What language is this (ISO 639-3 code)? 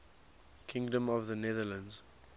eng